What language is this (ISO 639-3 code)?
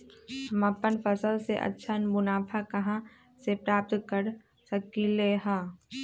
mag